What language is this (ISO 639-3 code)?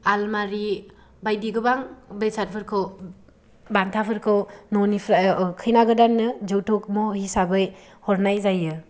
brx